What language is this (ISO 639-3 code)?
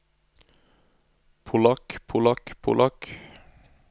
nor